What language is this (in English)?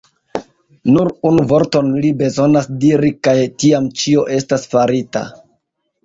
Esperanto